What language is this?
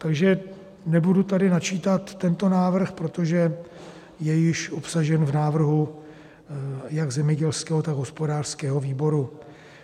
Czech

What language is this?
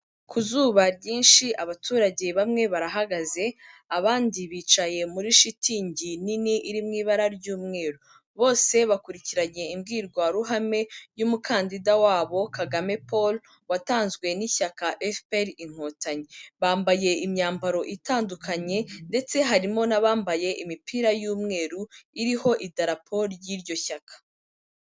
Kinyarwanda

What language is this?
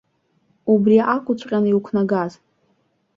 Abkhazian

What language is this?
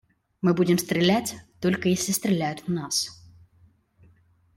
Russian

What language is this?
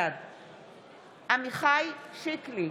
Hebrew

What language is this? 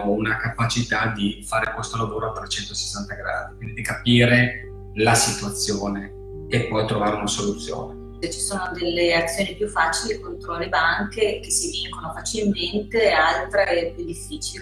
Italian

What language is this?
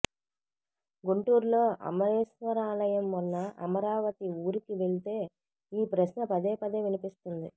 Telugu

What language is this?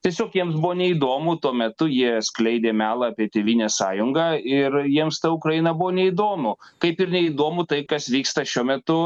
Lithuanian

